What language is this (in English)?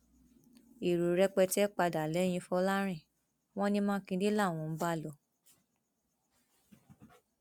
Yoruba